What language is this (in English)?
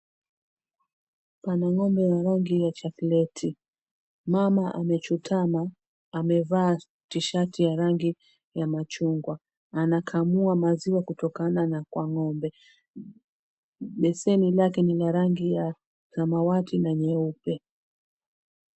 Swahili